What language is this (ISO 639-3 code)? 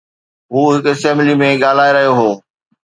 snd